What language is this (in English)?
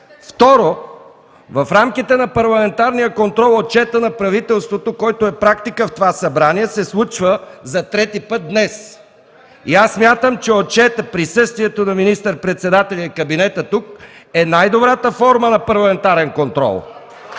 Bulgarian